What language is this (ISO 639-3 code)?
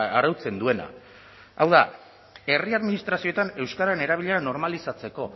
eus